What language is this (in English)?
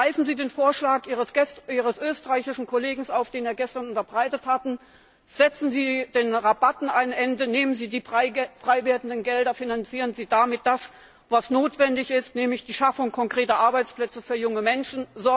German